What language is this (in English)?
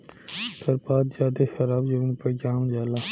Bhojpuri